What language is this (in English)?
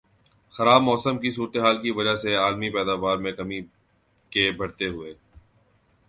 Urdu